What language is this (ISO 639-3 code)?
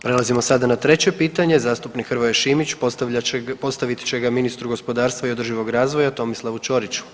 hrv